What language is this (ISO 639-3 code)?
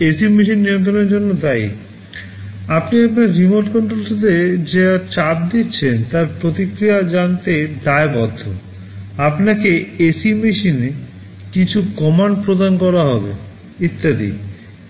ben